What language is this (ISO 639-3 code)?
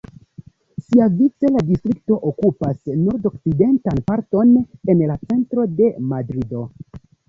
epo